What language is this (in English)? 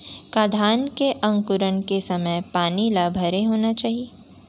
Chhattisgarhi